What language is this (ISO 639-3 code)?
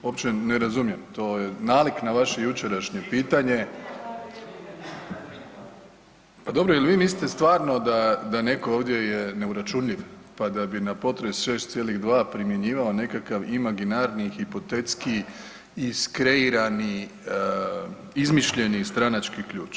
hrv